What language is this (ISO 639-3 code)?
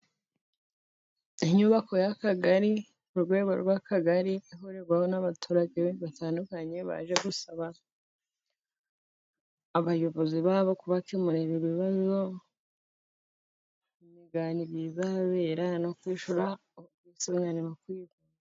kin